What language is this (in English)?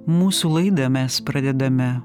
Lithuanian